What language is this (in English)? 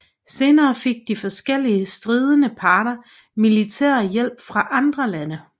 Danish